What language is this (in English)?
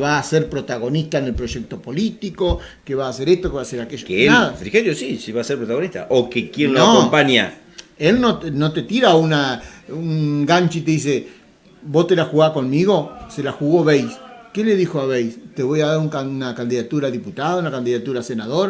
Spanish